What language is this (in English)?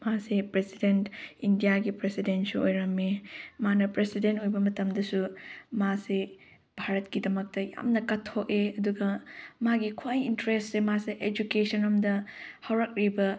Manipuri